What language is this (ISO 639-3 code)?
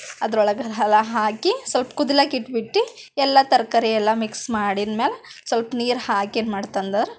kan